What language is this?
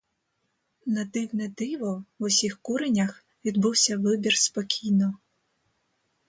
Ukrainian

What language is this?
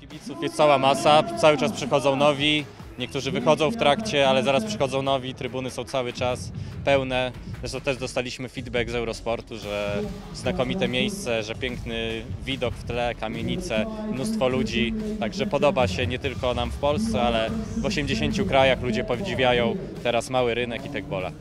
Polish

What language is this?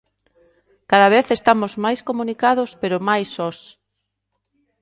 Galician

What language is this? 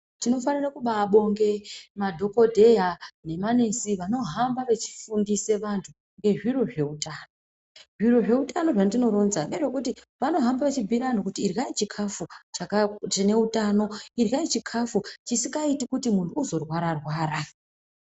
Ndau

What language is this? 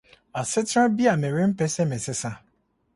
Akan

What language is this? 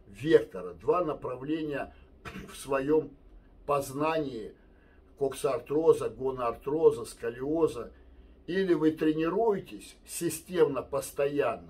Russian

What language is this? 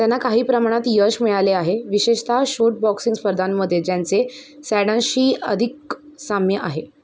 Marathi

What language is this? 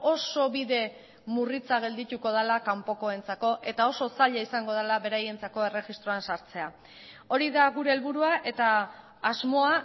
Basque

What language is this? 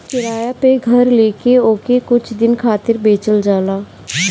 Bhojpuri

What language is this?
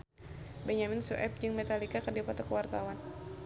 Sundanese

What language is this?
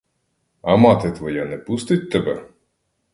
Ukrainian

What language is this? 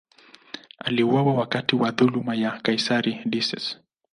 Swahili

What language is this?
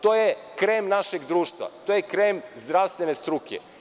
Serbian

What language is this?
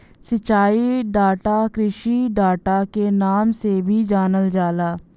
Bhojpuri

